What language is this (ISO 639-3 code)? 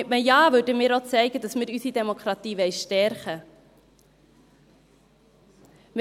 gsw